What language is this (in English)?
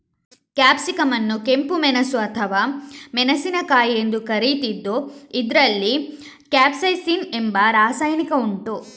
Kannada